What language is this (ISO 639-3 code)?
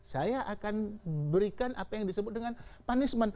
ind